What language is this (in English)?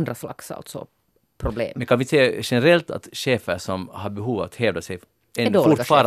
Swedish